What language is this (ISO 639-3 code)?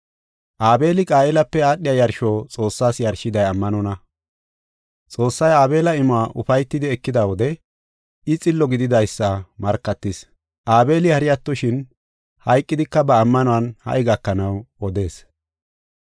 gof